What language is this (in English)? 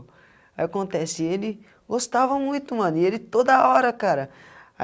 Portuguese